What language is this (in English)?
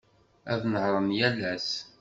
Kabyle